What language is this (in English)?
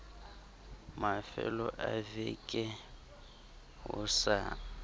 Southern Sotho